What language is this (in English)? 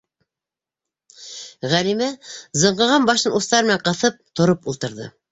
Bashkir